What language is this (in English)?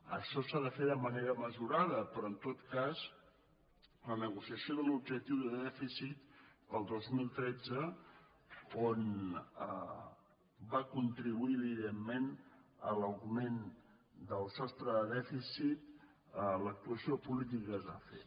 Catalan